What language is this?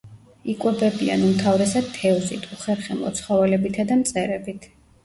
Georgian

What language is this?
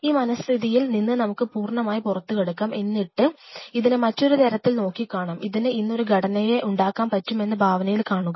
Malayalam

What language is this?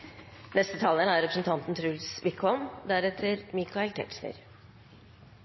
Norwegian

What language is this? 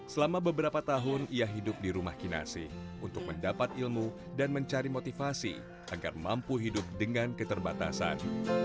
Indonesian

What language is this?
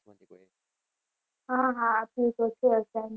Gujarati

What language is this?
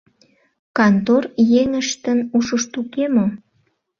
Mari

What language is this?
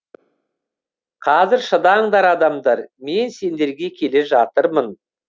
Kazakh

